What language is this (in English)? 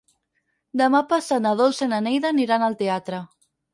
Catalan